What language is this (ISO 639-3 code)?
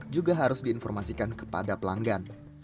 ind